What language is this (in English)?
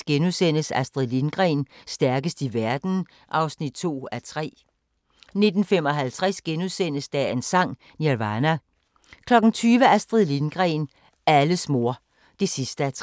Danish